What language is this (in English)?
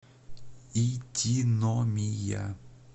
Russian